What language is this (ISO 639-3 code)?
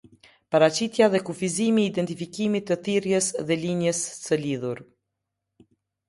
sqi